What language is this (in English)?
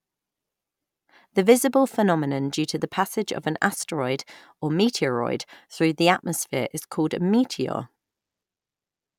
English